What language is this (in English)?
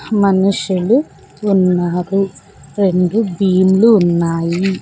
Telugu